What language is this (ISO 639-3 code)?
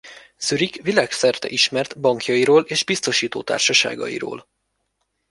hun